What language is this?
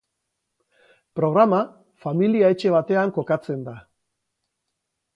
Basque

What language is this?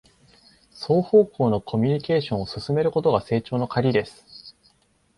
Japanese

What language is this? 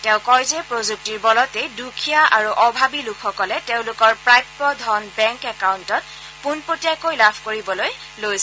Assamese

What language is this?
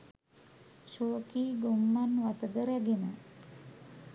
Sinhala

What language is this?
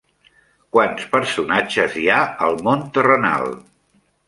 Catalan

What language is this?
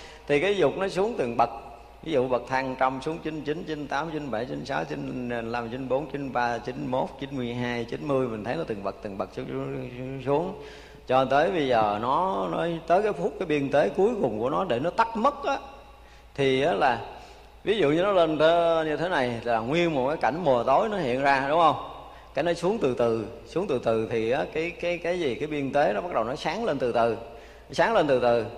Vietnamese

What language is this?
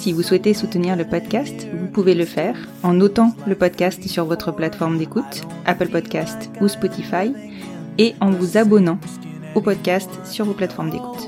French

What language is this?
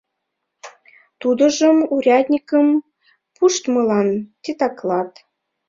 Mari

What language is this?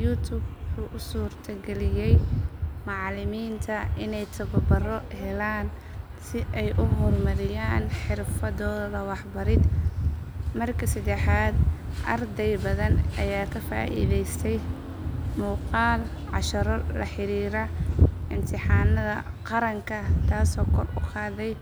Somali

